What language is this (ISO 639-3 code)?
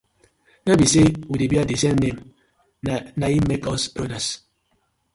pcm